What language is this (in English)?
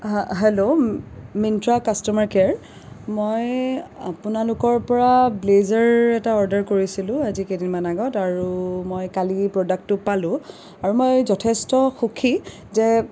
Assamese